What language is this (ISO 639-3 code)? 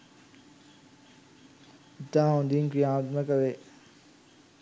sin